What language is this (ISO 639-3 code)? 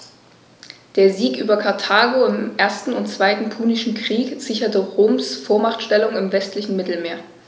deu